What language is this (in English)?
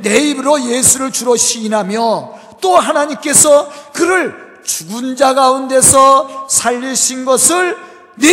Korean